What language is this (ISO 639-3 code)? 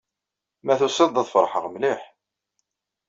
kab